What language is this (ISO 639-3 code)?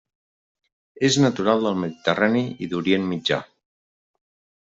cat